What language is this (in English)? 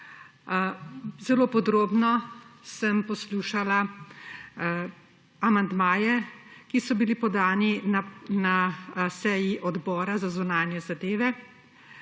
Slovenian